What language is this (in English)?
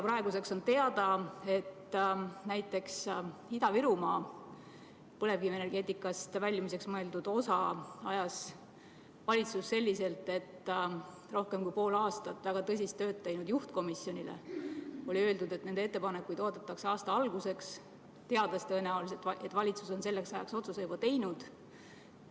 Estonian